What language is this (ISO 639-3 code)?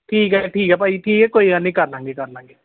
pan